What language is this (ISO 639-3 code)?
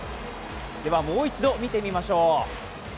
jpn